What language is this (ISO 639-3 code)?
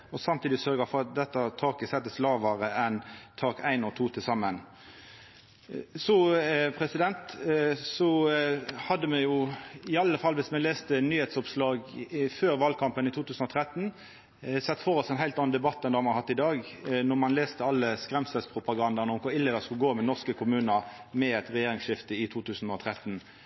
nno